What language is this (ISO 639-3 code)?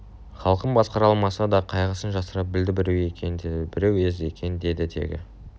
kaz